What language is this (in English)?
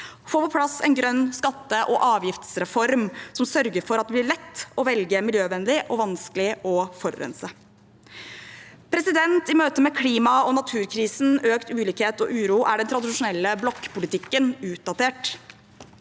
Norwegian